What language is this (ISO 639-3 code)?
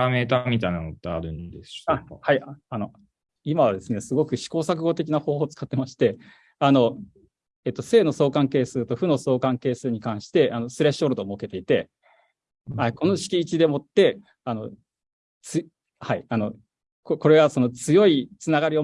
jpn